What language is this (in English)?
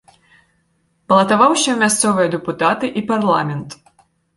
Belarusian